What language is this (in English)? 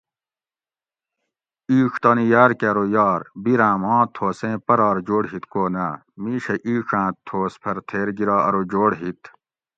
Gawri